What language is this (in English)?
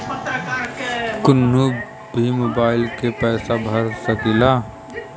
Bhojpuri